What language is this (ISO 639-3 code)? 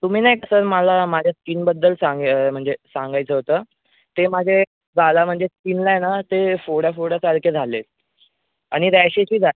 mar